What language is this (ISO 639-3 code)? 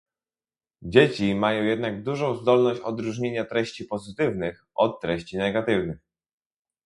pol